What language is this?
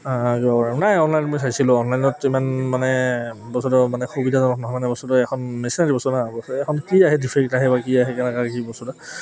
Assamese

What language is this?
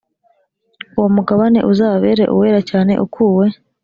Kinyarwanda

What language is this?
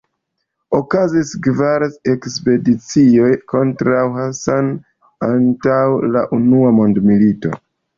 Esperanto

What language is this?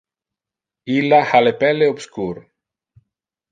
Interlingua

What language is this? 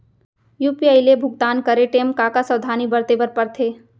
Chhattisgarhi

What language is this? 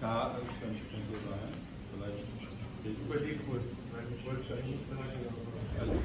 German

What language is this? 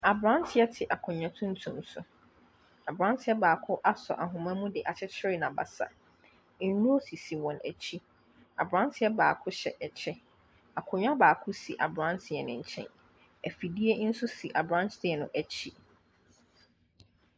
Akan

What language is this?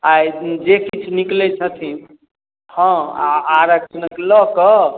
Maithili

